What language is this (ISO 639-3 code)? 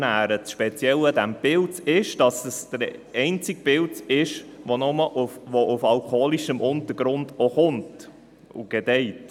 gsw